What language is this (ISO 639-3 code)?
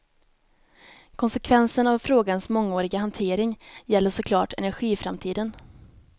swe